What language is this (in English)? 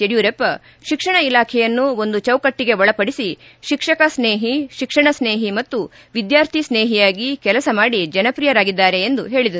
Kannada